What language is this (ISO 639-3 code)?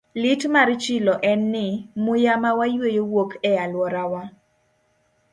luo